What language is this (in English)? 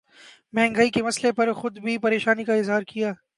Urdu